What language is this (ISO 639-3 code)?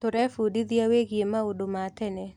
kik